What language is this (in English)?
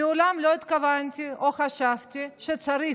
Hebrew